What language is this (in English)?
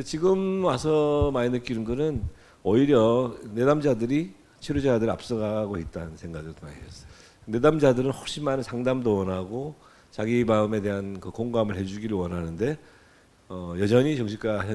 Korean